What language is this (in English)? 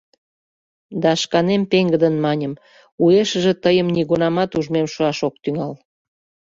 Mari